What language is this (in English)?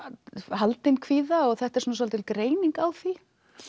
Icelandic